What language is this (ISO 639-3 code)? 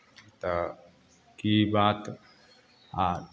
mai